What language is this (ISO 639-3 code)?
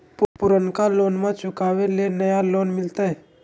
mag